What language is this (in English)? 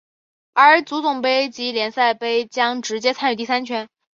Chinese